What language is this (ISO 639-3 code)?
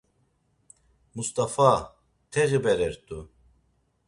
lzz